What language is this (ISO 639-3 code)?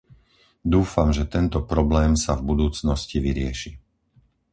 slk